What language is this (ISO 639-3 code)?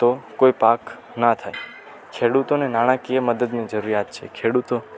guj